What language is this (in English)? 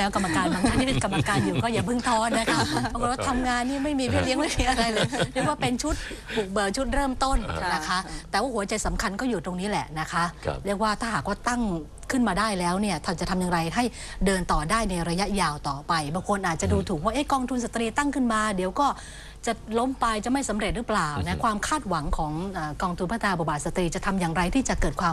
Thai